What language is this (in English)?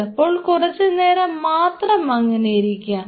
Malayalam